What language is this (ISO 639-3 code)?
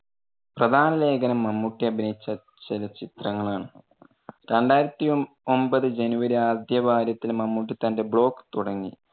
mal